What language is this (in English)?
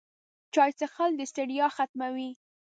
Pashto